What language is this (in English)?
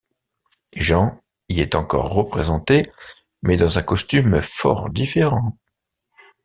French